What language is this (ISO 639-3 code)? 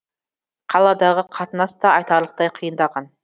kaz